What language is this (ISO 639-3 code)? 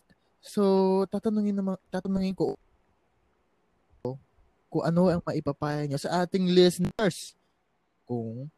fil